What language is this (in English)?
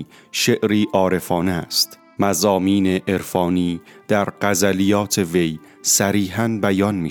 Persian